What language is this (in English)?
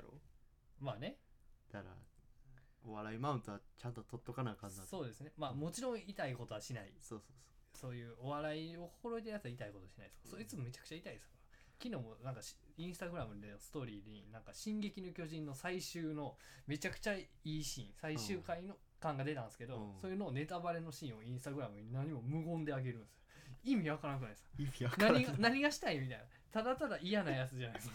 Japanese